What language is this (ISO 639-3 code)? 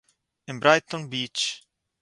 yid